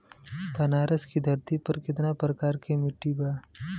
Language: Bhojpuri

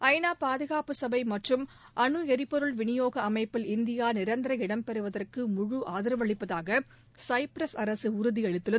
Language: Tamil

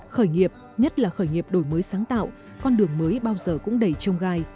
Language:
Vietnamese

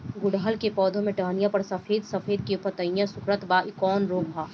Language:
Bhojpuri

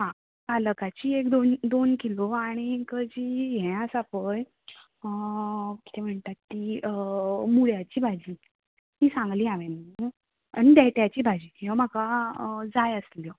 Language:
Konkani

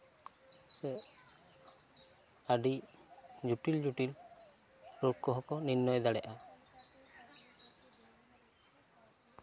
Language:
Santali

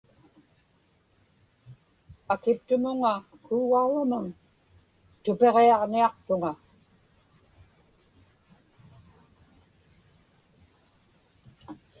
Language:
Inupiaq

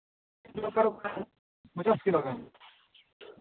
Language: Santali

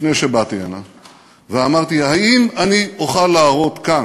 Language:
Hebrew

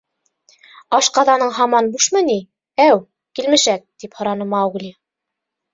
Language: Bashkir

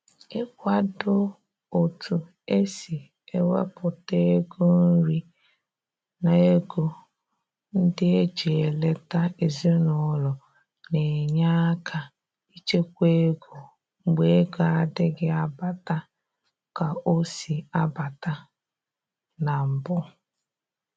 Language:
Igbo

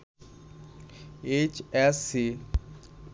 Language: Bangla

